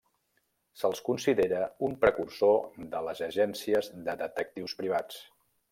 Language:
Catalan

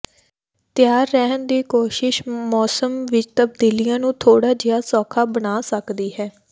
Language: Punjabi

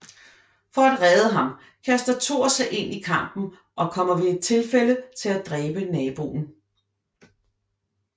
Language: Danish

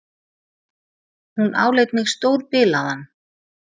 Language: Icelandic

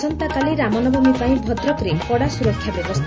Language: Odia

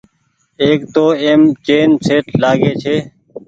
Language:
Goaria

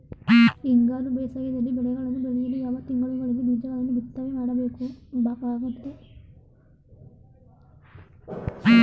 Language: Kannada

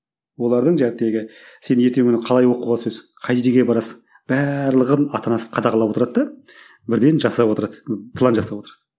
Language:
Kazakh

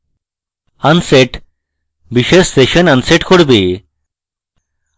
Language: Bangla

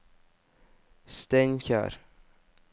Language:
Norwegian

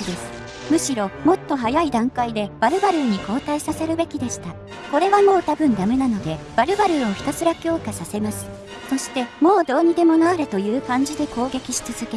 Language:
Japanese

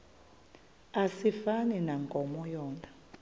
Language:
Xhosa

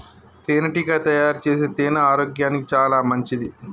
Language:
Telugu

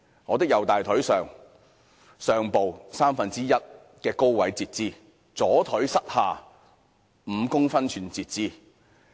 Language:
Cantonese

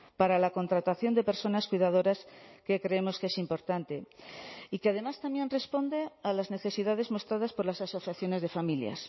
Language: Spanish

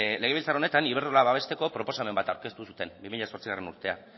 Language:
Basque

